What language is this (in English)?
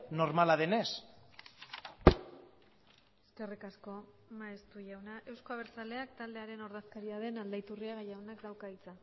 Basque